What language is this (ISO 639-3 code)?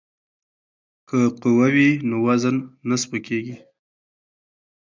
pus